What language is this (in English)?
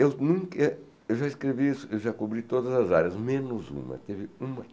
Portuguese